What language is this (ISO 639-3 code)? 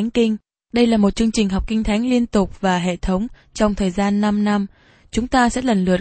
vie